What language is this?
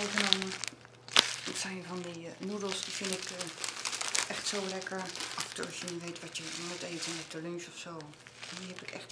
Dutch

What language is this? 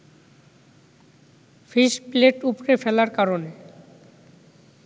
Bangla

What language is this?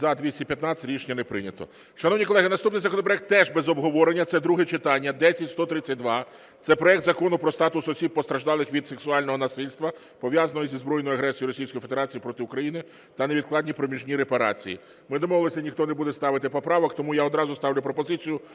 Ukrainian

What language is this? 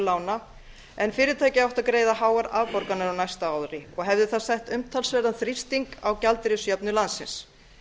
Icelandic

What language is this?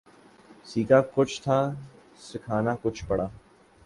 Urdu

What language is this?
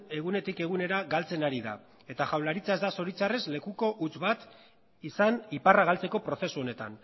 Basque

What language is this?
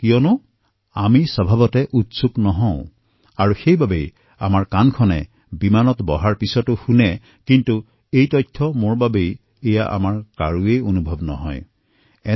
Assamese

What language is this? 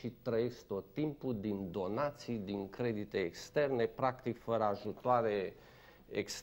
Romanian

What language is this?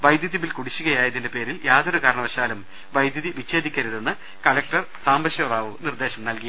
Malayalam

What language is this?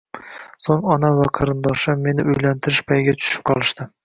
Uzbek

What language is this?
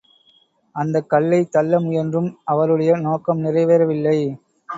Tamil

